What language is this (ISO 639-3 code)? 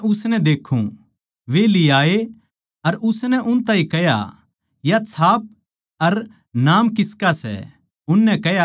bgc